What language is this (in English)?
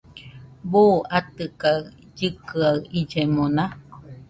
Nüpode Huitoto